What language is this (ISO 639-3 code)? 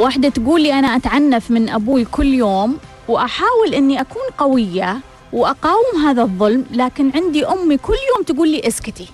ara